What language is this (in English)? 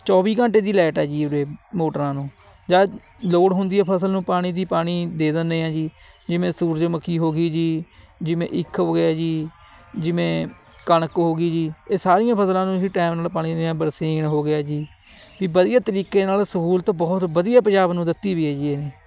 Punjabi